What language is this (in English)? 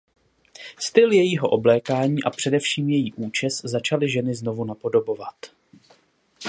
Czech